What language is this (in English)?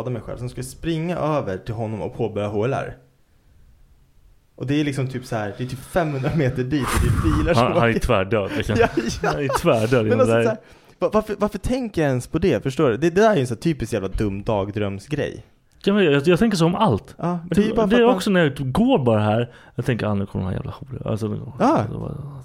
Swedish